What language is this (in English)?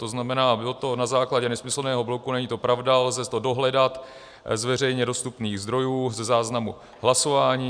Czech